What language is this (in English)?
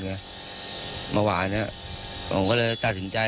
Thai